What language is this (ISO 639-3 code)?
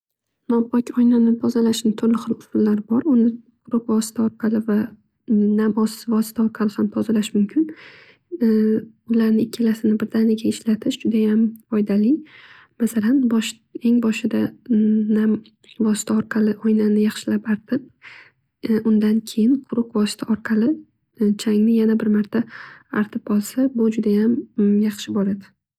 uzb